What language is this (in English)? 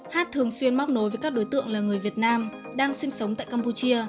Vietnamese